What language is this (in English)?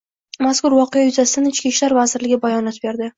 Uzbek